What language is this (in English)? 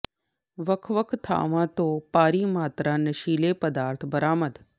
Punjabi